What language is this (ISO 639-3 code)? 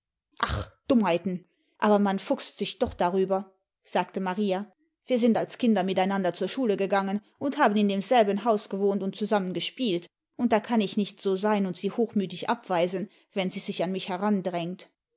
deu